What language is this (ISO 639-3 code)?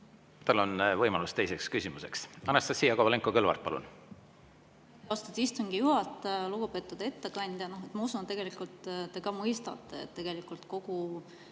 est